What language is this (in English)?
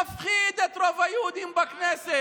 Hebrew